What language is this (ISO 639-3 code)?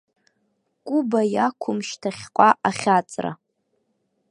abk